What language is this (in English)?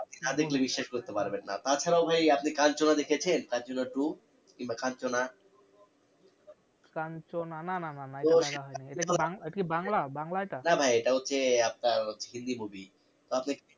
Bangla